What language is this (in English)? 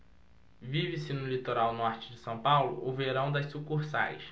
Portuguese